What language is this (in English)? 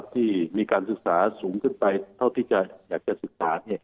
Thai